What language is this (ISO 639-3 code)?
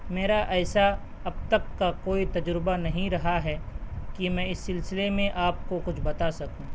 urd